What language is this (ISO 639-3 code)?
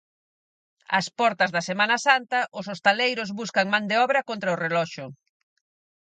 glg